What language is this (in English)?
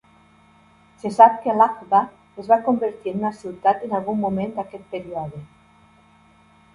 Catalan